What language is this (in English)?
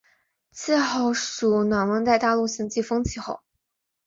Chinese